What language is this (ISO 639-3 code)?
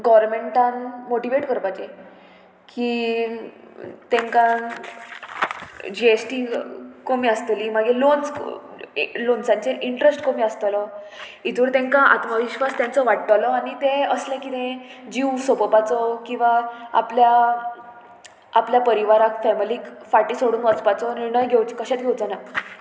kok